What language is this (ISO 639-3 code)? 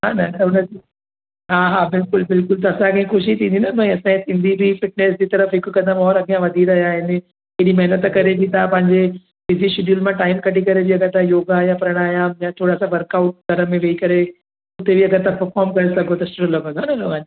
snd